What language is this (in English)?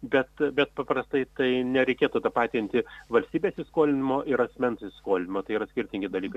Lithuanian